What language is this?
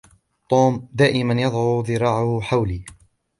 Arabic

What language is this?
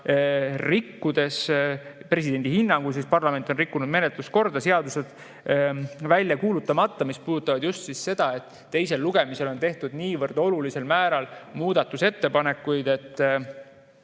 Estonian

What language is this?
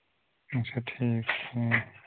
Kashmiri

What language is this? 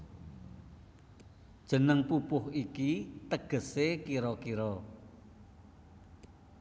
Javanese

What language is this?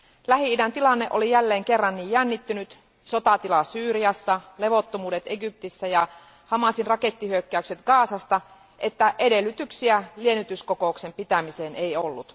Finnish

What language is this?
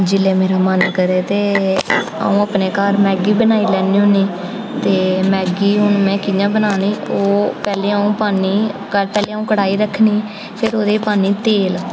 Dogri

